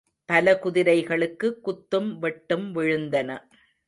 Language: Tamil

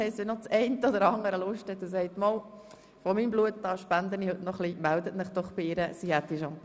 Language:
Swiss German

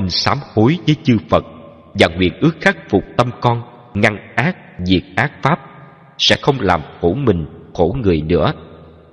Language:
Vietnamese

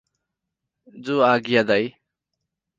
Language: Nepali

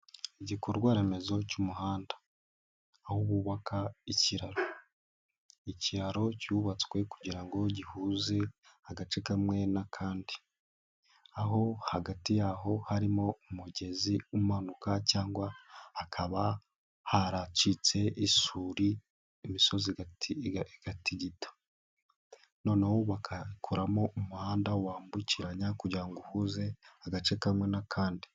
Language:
Kinyarwanda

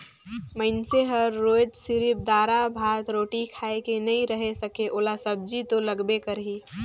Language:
Chhattisgarhi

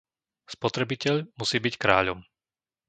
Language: Slovak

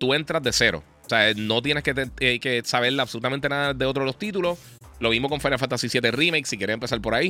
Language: Spanish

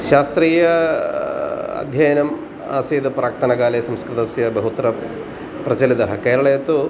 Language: Sanskrit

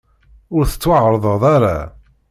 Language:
Kabyle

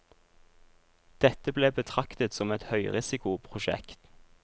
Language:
Norwegian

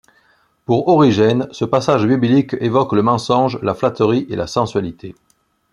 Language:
French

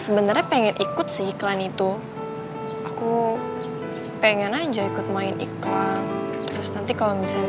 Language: Indonesian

